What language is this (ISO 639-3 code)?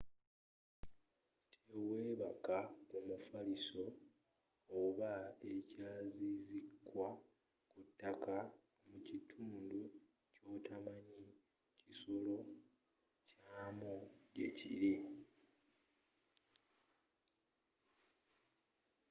lug